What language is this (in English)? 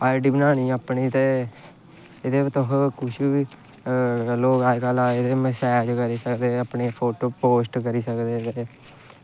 Dogri